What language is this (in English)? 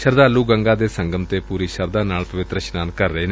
Punjabi